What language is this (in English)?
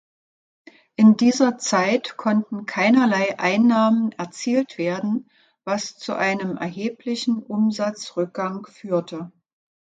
German